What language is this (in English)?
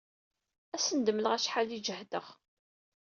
Kabyle